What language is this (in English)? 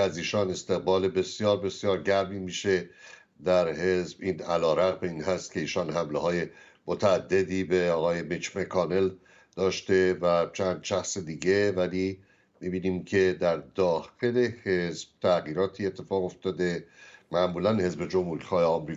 Persian